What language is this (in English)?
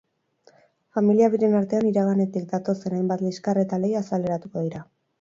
Basque